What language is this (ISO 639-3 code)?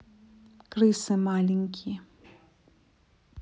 rus